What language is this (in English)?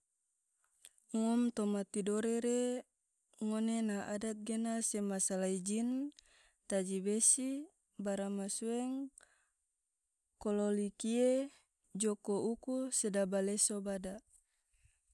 Tidore